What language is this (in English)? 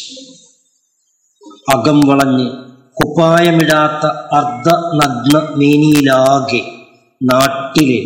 Malayalam